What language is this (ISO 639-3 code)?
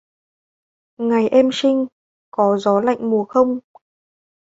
vie